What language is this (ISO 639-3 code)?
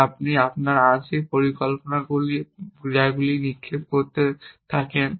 ben